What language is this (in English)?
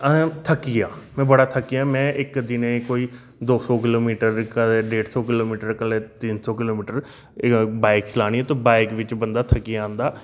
Dogri